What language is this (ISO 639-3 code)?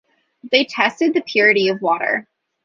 eng